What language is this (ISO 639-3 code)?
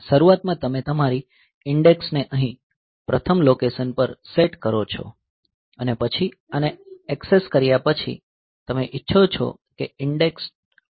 guj